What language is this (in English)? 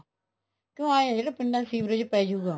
Punjabi